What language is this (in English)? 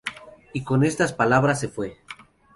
Spanish